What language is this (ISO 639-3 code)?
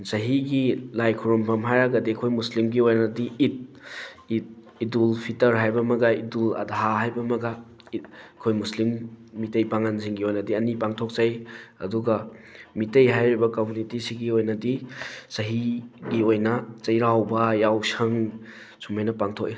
mni